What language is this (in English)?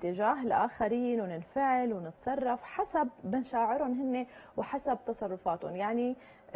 Arabic